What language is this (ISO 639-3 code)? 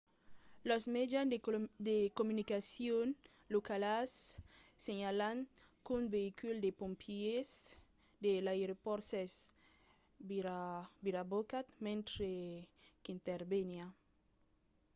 oci